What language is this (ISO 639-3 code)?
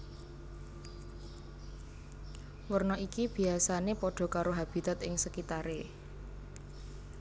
jav